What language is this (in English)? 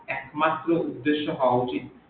Bangla